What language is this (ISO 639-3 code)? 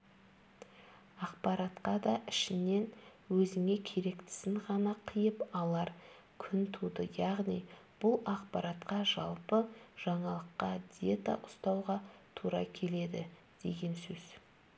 kaz